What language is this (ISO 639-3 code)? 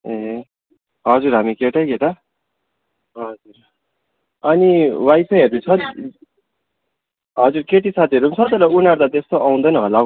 nep